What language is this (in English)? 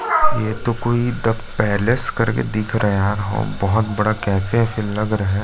Hindi